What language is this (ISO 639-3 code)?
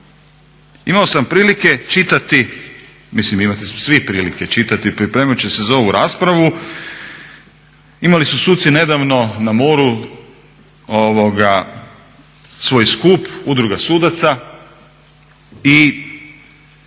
hrv